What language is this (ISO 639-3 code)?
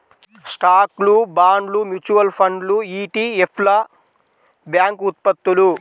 tel